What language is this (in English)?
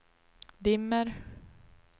Swedish